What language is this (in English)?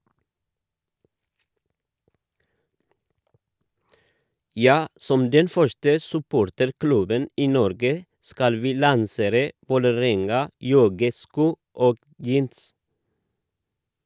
Norwegian